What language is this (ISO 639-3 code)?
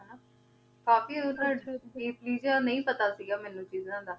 pan